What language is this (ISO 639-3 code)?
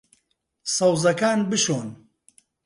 ckb